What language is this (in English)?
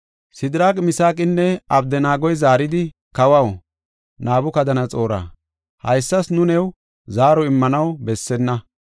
Gofa